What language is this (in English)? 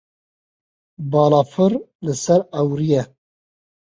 Kurdish